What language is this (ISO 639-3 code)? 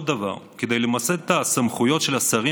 heb